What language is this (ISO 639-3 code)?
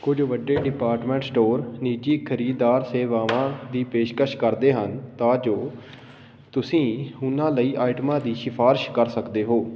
pan